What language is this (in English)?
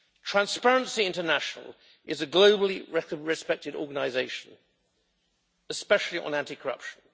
English